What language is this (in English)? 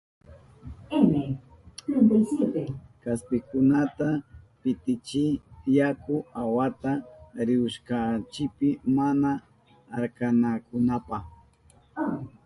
Southern Pastaza Quechua